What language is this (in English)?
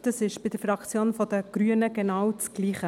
Swiss German